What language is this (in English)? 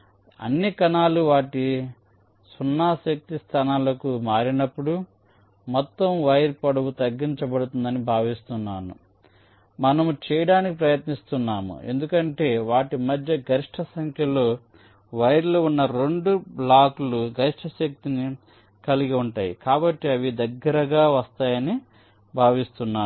Telugu